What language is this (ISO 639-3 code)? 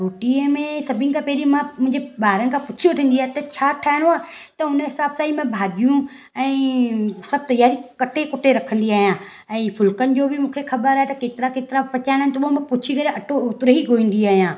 snd